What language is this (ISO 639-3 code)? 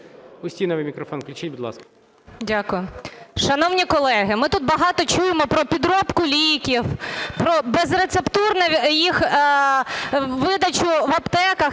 ukr